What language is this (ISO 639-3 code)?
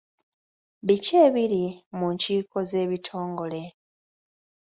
lug